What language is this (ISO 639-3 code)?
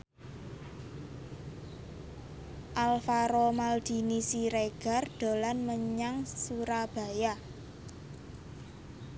jav